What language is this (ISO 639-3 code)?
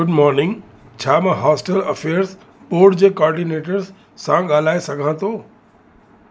snd